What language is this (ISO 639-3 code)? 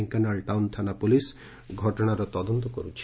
ori